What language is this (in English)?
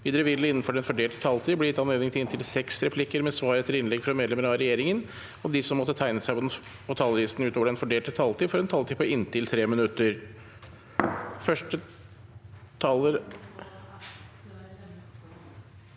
Norwegian